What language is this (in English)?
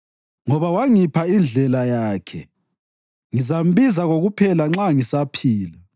North Ndebele